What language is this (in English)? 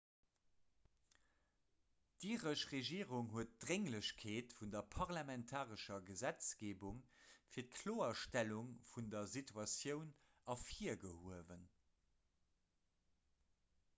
Luxembourgish